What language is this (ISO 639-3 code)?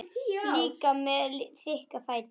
isl